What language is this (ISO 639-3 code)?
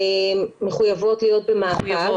heb